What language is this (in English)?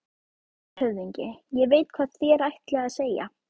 Icelandic